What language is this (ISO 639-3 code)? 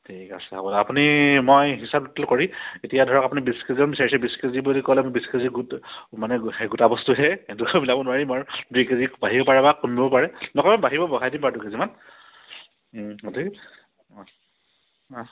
asm